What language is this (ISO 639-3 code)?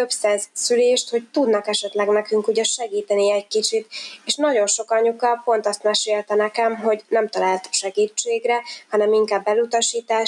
hun